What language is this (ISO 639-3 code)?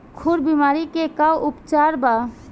bho